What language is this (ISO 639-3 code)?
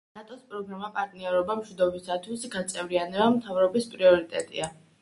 kat